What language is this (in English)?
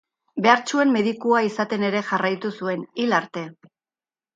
Basque